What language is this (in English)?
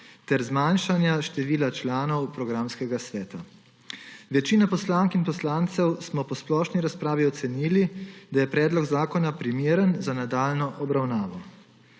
Slovenian